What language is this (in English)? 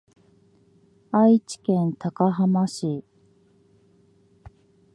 Japanese